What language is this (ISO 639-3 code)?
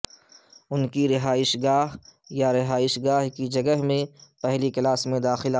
urd